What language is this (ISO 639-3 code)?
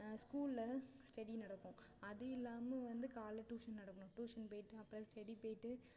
tam